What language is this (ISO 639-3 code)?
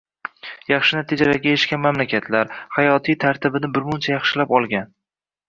uzb